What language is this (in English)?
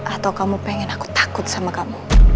Indonesian